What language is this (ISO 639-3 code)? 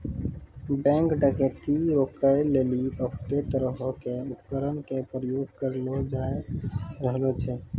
mai